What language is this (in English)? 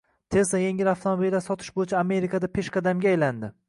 Uzbek